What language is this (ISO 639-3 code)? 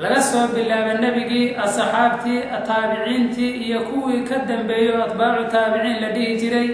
ara